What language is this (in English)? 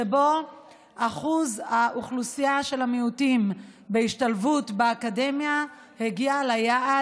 Hebrew